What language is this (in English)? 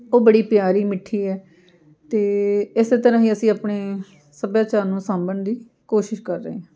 Punjabi